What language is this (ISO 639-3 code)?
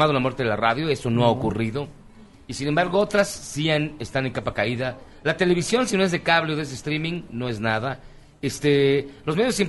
spa